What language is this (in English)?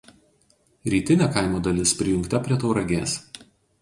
Lithuanian